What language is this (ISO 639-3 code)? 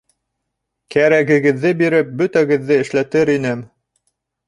bak